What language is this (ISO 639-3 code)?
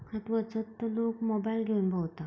kok